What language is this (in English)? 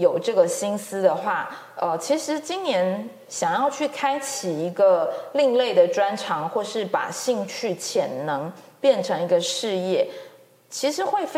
Chinese